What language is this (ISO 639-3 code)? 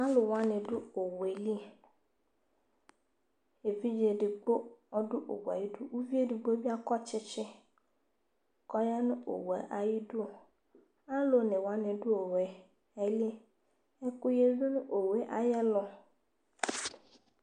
kpo